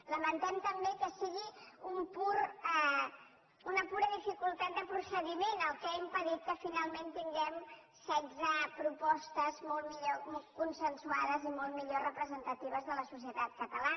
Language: Catalan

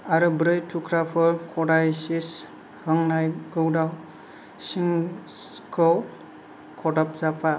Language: Bodo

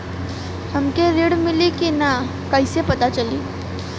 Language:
Bhojpuri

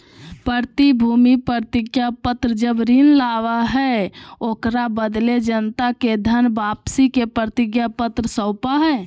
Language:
Magahi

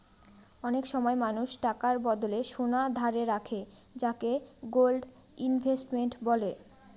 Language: Bangla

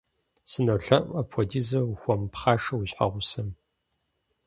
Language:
Kabardian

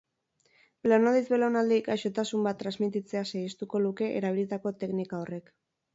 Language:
Basque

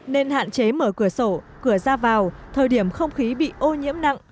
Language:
Vietnamese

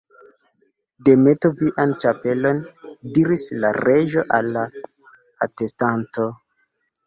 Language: Esperanto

